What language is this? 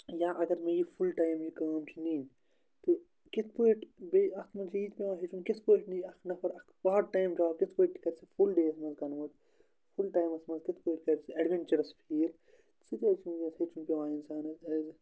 Kashmiri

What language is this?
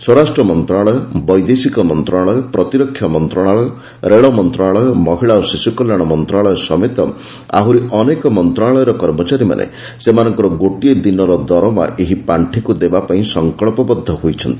Odia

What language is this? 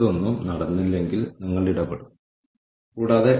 Malayalam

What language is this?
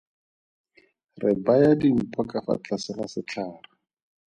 Tswana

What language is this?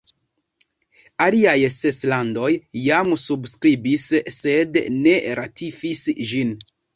Esperanto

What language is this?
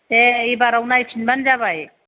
Bodo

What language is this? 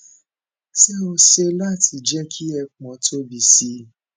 Yoruba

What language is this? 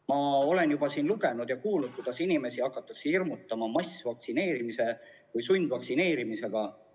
Estonian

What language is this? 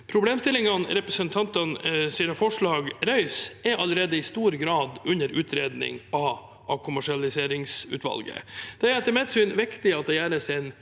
Norwegian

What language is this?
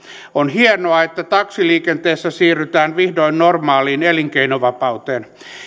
Finnish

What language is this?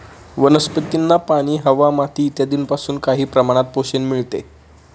Marathi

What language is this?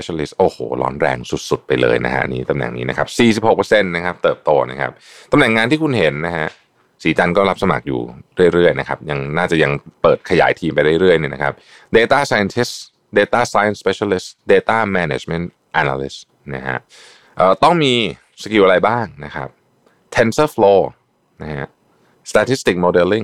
Thai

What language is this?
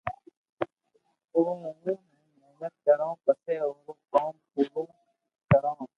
Loarki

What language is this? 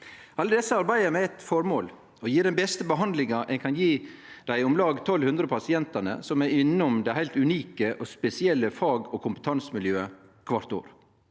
Norwegian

